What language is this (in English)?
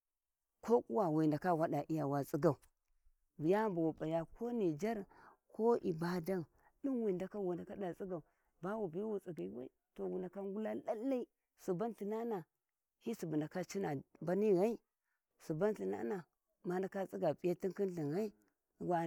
Warji